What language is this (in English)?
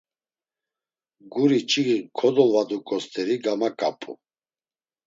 Laz